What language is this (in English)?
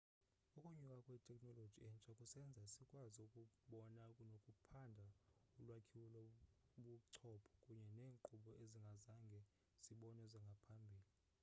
Xhosa